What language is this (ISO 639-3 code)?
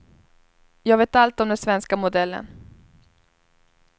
swe